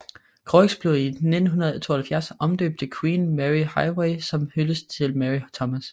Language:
Danish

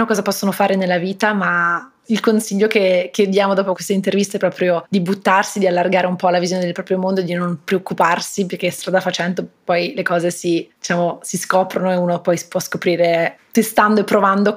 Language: Italian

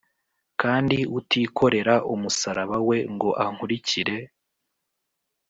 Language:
Kinyarwanda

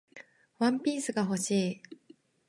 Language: Japanese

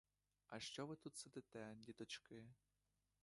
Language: Ukrainian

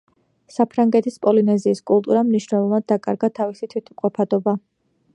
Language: Georgian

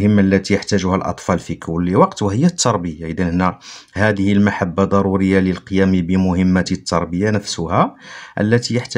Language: Arabic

